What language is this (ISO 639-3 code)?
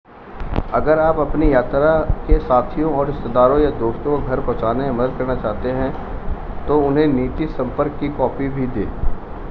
hin